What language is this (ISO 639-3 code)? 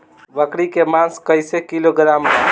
bho